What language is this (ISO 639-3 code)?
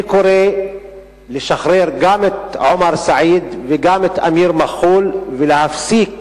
heb